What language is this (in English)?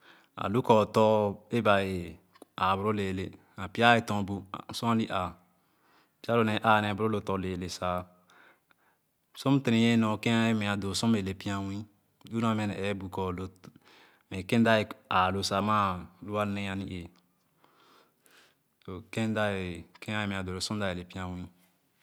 Khana